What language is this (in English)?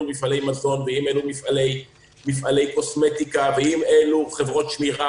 Hebrew